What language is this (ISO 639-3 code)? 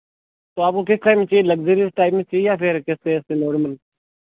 hin